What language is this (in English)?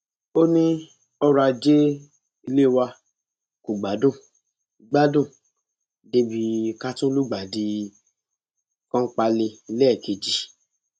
Yoruba